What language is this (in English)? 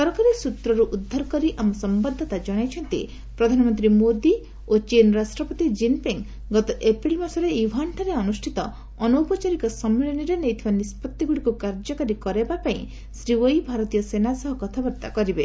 Odia